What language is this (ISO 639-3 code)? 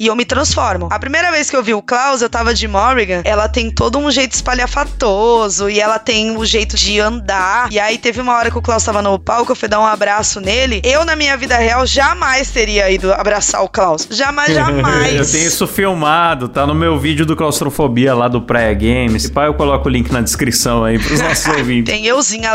por